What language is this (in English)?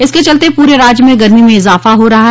Hindi